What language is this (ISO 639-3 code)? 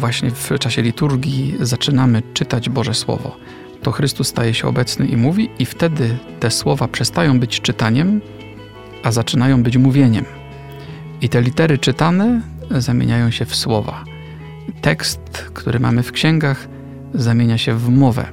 pol